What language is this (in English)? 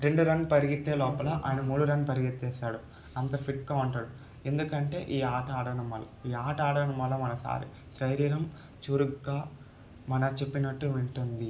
Telugu